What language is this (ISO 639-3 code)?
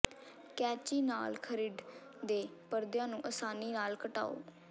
pan